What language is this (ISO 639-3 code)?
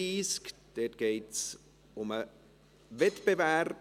gsw